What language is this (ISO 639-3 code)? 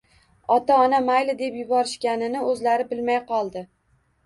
uzb